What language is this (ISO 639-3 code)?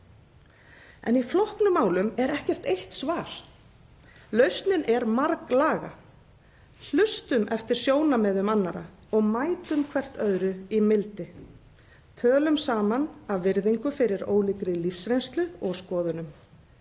isl